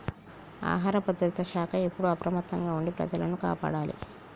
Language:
Telugu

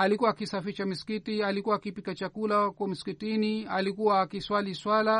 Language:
Swahili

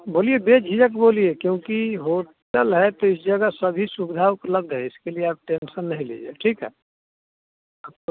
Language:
Hindi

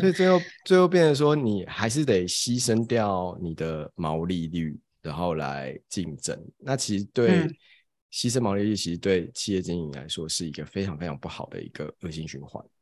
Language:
Chinese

